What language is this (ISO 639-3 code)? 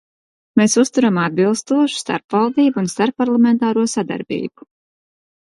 lav